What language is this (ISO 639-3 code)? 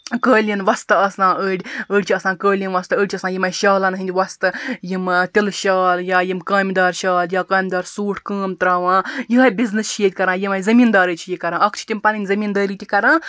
kas